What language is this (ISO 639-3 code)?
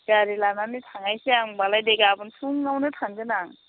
brx